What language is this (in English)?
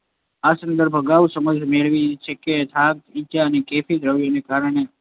Gujarati